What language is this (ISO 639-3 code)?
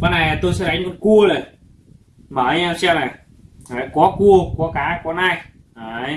vie